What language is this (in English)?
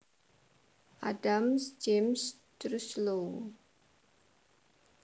Javanese